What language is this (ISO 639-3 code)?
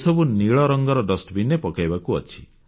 ori